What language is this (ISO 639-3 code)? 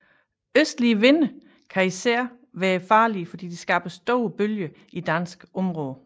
dan